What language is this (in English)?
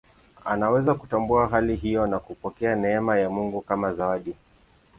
Swahili